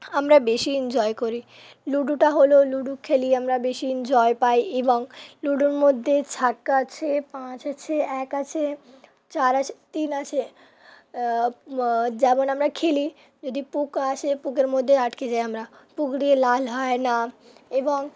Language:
Bangla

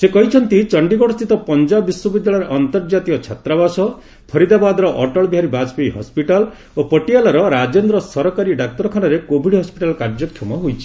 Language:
Odia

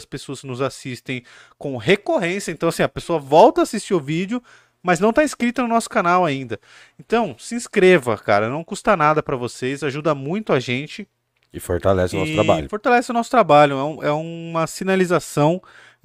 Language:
Portuguese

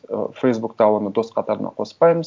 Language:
Kazakh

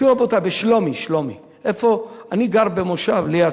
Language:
Hebrew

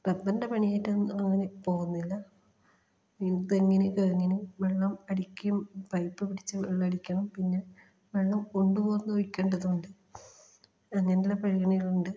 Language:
Malayalam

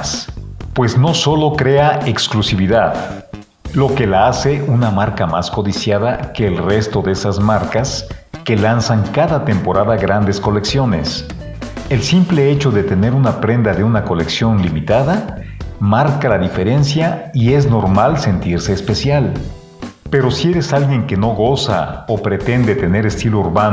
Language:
Spanish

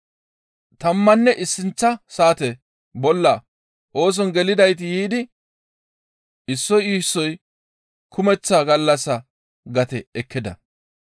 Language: Gamo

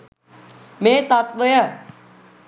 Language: Sinhala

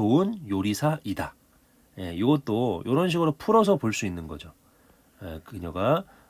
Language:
Korean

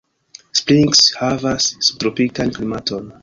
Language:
Esperanto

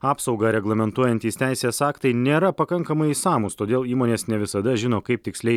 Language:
Lithuanian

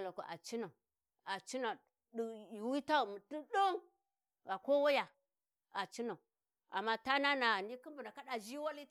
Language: Warji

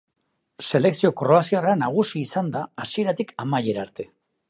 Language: Basque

